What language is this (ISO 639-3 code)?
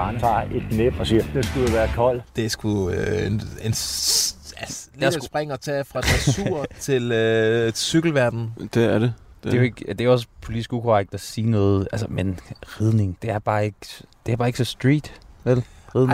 dan